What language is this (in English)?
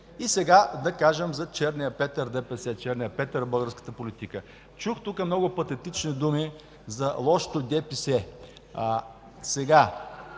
Bulgarian